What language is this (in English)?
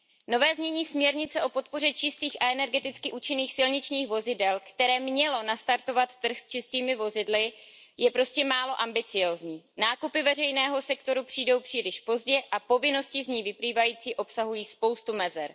Czech